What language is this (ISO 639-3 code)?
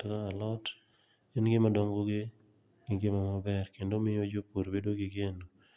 luo